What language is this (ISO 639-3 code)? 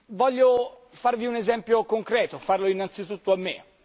ita